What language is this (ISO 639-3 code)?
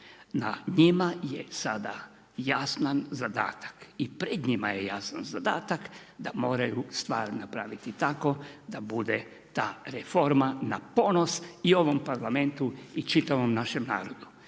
hrv